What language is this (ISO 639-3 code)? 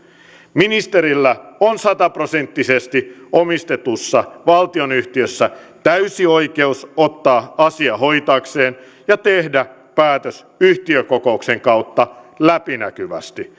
fin